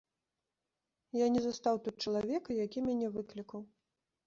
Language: Belarusian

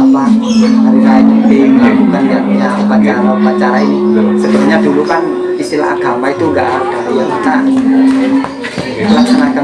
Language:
Indonesian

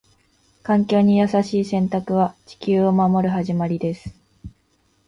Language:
Japanese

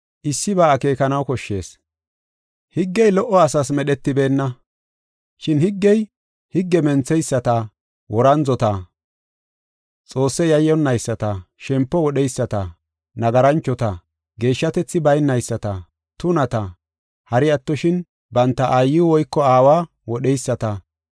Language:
Gofa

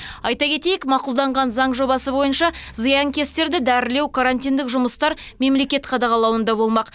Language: Kazakh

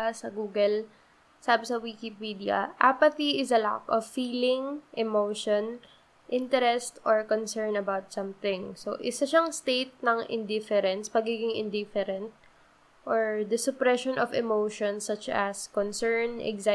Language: Filipino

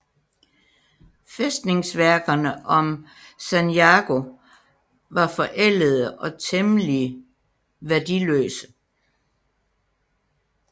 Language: Danish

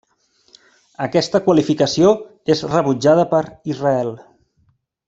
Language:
Catalan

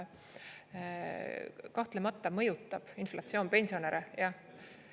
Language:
Estonian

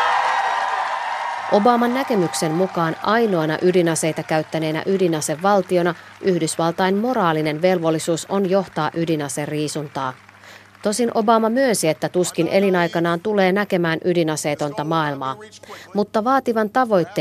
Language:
Finnish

